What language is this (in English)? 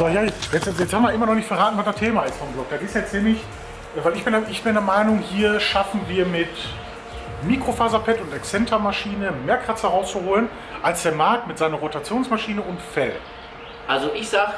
German